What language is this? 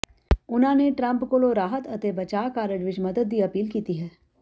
Punjabi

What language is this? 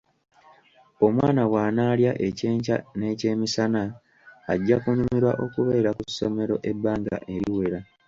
Ganda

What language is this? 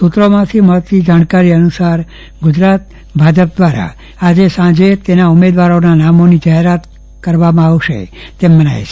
Gujarati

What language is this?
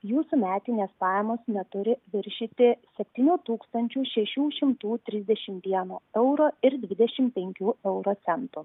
Lithuanian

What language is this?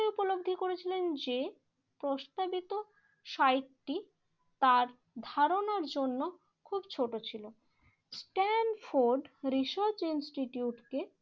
Bangla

